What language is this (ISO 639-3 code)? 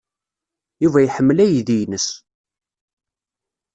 kab